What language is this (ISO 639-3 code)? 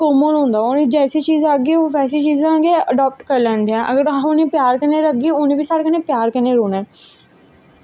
doi